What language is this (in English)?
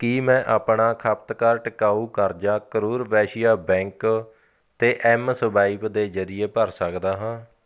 Punjabi